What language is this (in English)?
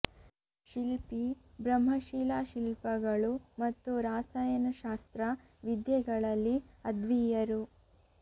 Kannada